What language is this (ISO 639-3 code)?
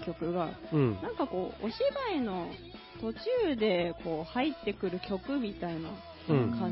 jpn